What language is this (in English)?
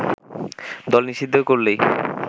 Bangla